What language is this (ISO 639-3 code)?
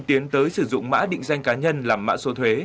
vie